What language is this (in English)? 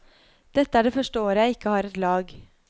Norwegian